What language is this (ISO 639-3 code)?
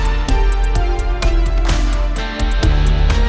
ind